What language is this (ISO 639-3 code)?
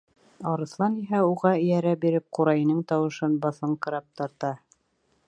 bak